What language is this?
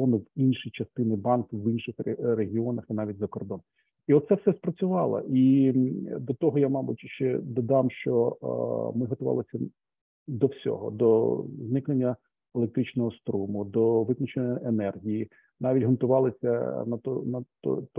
Ukrainian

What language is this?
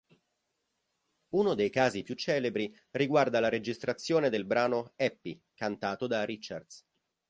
Italian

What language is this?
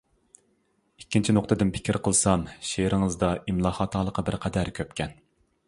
Uyghur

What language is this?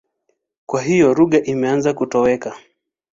Swahili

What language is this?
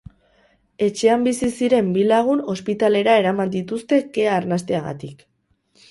Basque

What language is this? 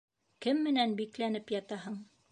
Bashkir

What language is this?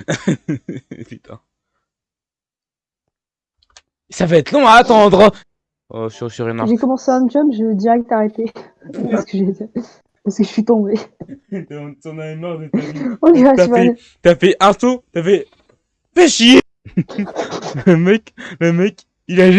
French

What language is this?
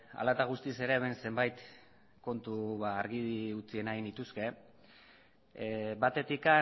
Basque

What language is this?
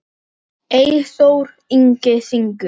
Icelandic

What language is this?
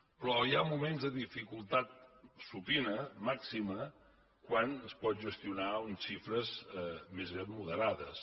Catalan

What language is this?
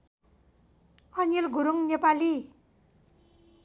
Nepali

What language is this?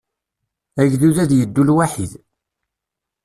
Kabyle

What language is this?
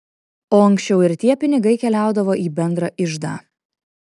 Lithuanian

